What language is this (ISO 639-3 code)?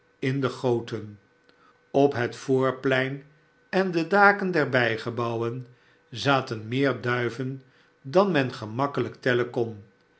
nld